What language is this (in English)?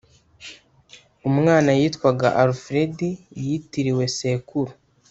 Kinyarwanda